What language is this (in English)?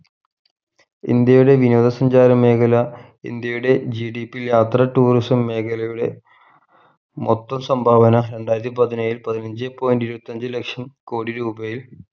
Malayalam